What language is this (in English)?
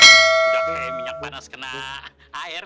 Indonesian